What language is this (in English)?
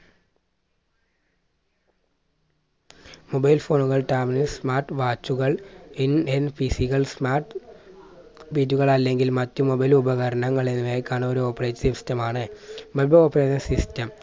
Malayalam